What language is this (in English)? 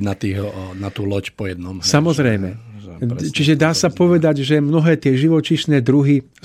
Slovak